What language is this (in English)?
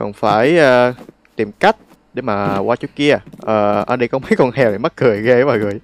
Vietnamese